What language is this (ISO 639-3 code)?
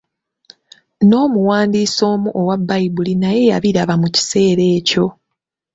lug